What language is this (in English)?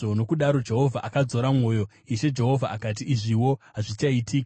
Shona